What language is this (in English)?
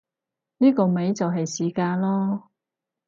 Cantonese